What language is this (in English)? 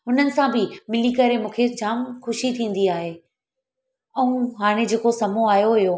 Sindhi